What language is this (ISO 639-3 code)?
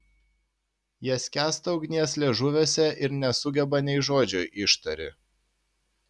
lit